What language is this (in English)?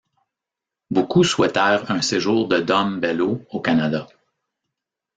French